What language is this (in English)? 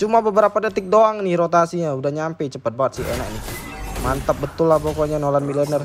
Indonesian